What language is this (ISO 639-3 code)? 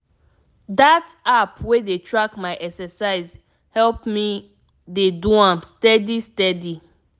pcm